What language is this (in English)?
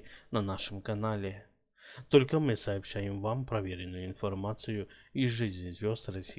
Russian